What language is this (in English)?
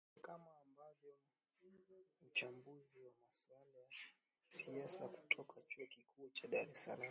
Swahili